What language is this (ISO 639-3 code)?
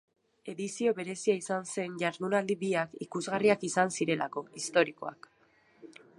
eus